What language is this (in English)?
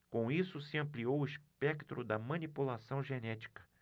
Portuguese